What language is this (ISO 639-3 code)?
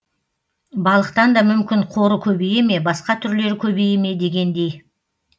kaz